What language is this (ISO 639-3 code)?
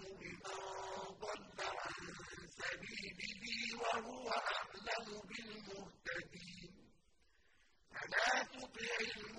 ara